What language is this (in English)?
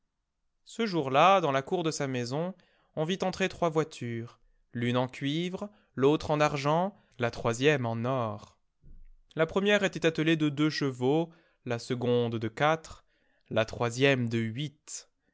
French